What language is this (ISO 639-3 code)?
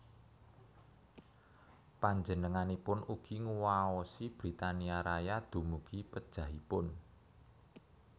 jav